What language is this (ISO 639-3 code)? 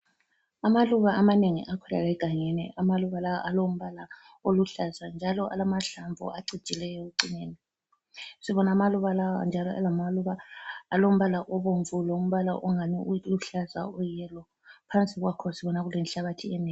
nde